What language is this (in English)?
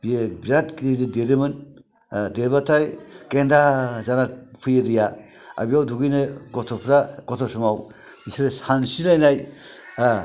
Bodo